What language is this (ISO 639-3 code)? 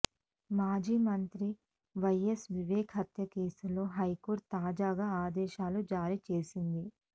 tel